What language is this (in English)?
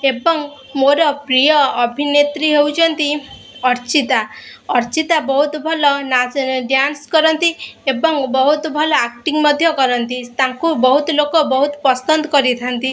Odia